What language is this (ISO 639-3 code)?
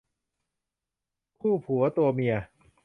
tha